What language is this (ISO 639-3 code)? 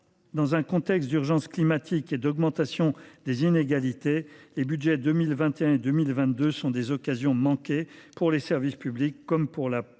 fra